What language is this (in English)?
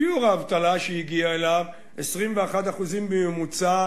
Hebrew